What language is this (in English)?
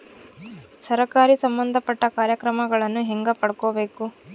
Kannada